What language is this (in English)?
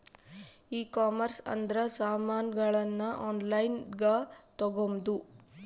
Kannada